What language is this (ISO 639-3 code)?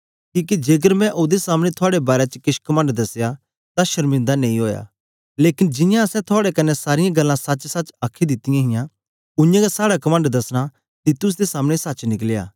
doi